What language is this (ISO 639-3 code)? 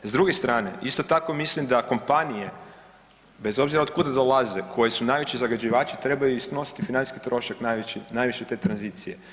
hrv